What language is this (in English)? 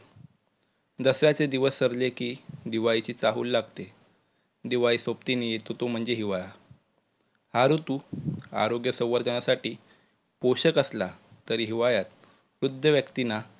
Marathi